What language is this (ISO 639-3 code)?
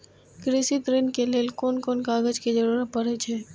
mai